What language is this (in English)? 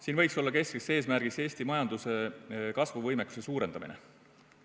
Estonian